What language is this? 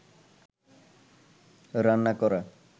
Bangla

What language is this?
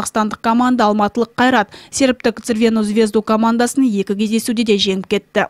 Russian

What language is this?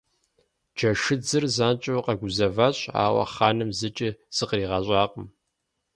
Kabardian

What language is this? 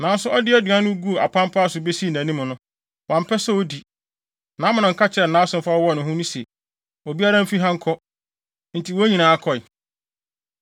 Akan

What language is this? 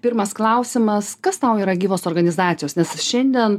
Lithuanian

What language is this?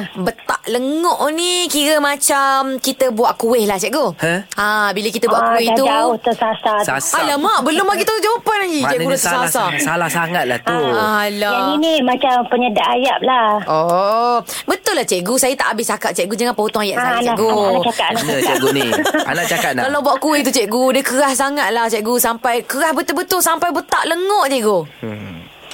Malay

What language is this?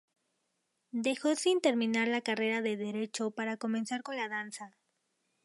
Spanish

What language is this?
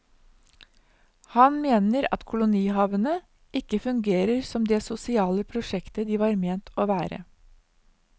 Norwegian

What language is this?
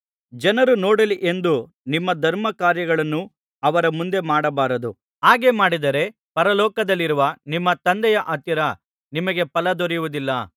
Kannada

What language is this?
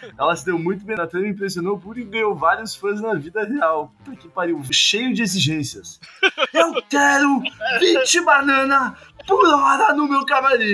Portuguese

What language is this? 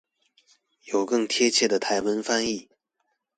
Chinese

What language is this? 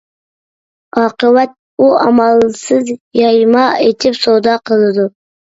Uyghur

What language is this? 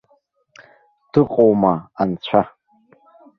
Abkhazian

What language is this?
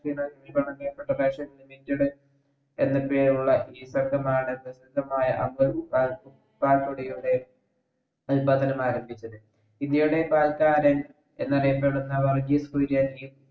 Malayalam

